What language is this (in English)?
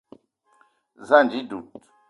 Eton (Cameroon)